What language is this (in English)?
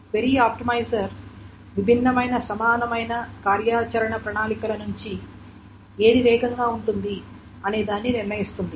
Telugu